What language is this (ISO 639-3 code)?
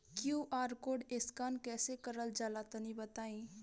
bho